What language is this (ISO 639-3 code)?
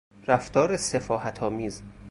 fas